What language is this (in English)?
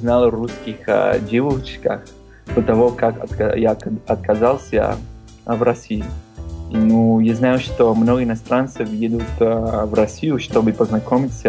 Russian